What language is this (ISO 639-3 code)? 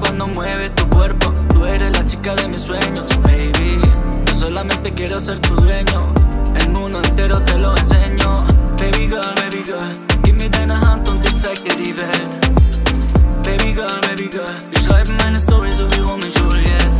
spa